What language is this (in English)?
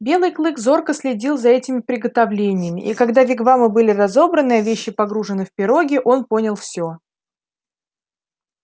Russian